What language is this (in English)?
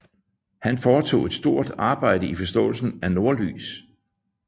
Danish